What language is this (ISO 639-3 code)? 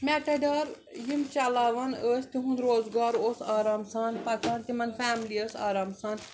kas